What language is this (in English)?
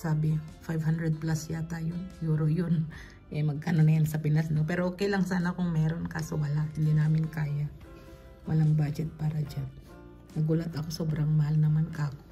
Filipino